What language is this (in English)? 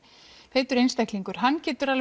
Icelandic